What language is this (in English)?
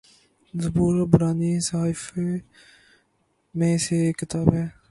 Urdu